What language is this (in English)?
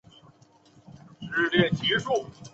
Chinese